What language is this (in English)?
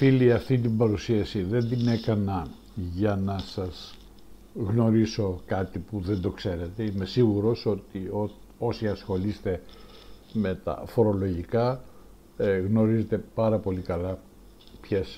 Greek